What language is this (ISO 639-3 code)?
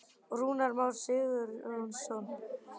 isl